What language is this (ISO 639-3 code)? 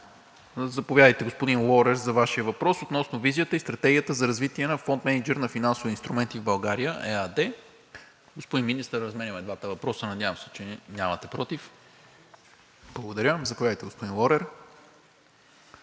bul